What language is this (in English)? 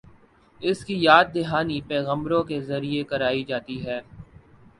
Urdu